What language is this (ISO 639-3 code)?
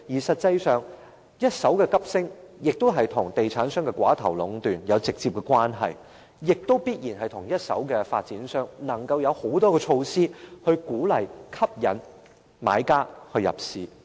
yue